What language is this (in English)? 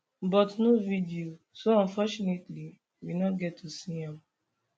Nigerian Pidgin